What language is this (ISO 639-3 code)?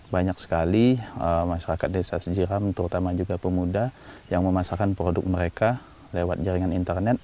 ind